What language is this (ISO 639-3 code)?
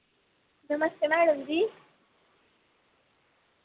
doi